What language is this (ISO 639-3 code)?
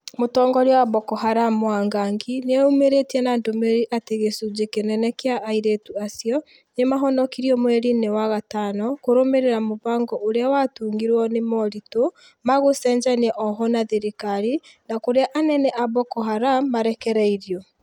kik